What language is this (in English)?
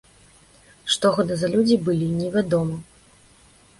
Belarusian